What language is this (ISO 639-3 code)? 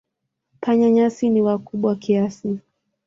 swa